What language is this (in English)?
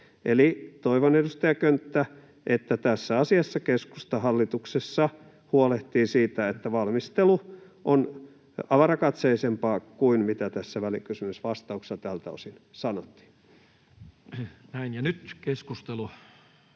Finnish